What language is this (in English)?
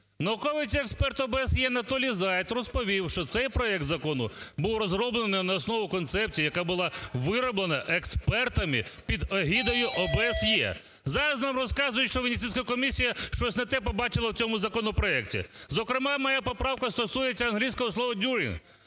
Ukrainian